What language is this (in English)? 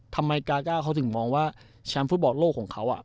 Thai